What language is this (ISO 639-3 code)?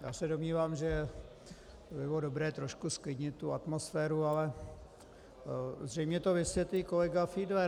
ces